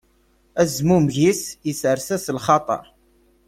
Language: Kabyle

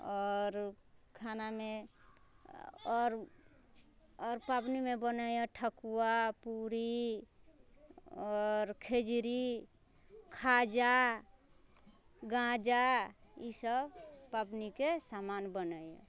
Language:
Maithili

